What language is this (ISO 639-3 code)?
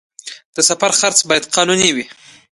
pus